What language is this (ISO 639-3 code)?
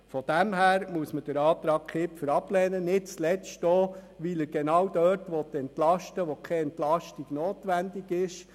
gsw